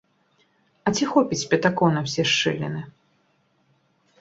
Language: Belarusian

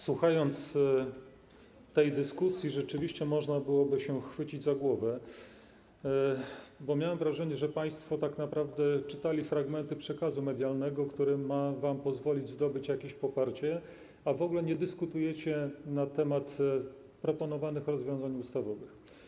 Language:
Polish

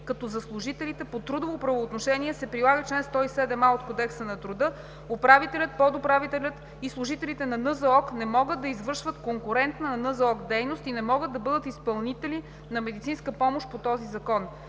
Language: Bulgarian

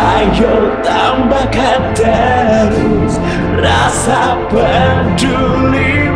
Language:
Indonesian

